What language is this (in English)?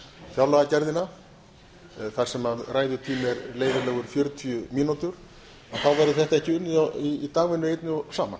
Icelandic